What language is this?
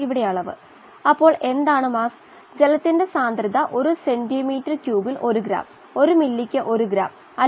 Malayalam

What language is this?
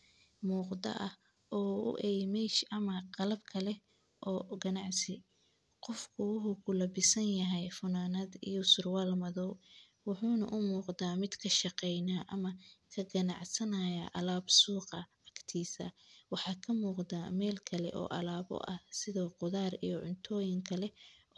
Somali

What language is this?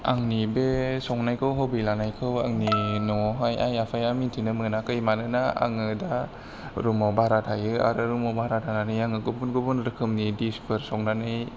Bodo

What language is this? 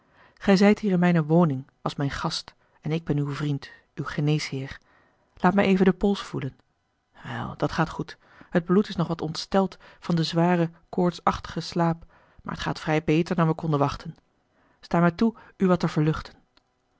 Dutch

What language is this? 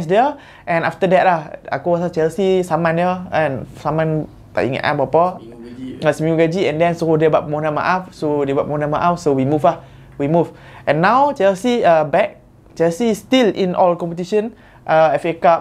Malay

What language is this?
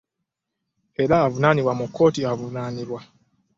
Ganda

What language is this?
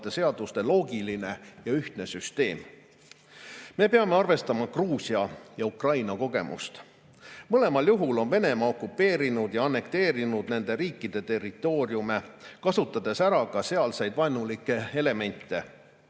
Estonian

